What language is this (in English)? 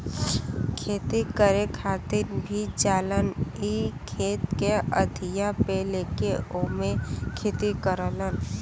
Bhojpuri